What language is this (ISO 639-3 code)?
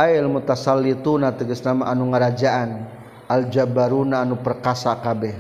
msa